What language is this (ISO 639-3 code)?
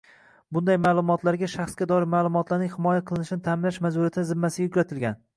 uzb